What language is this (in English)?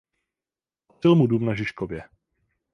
Czech